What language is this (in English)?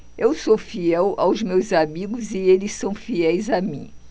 Portuguese